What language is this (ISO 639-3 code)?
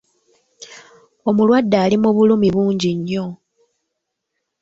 lug